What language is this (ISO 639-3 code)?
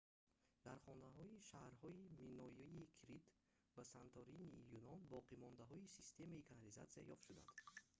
tgk